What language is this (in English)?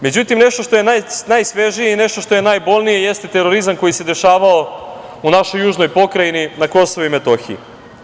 Serbian